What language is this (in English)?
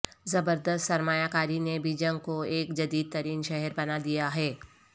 Urdu